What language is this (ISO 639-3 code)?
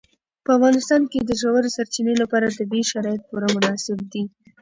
pus